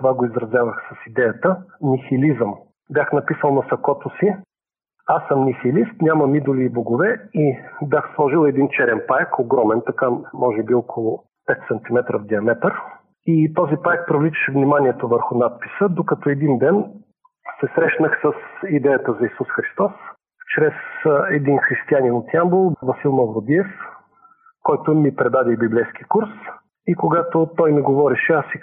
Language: Bulgarian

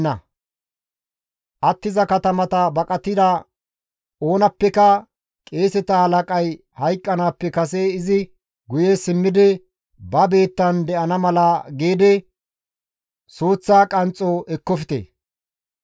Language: Gamo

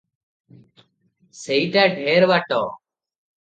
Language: Odia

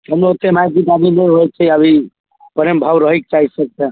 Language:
Maithili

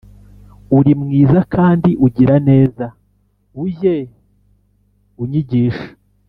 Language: Kinyarwanda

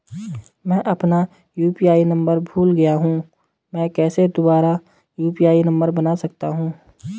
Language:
Hindi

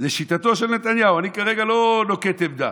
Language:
Hebrew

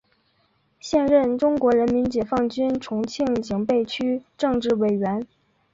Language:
Chinese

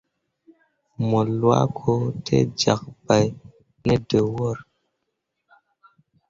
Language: Mundang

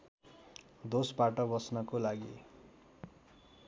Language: Nepali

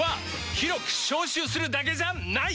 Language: Japanese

